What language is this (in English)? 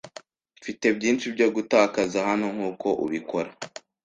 Kinyarwanda